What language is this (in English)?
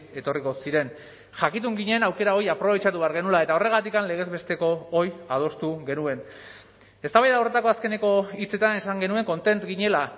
Basque